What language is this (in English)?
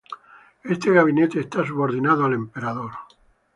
Spanish